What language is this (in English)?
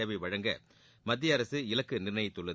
Tamil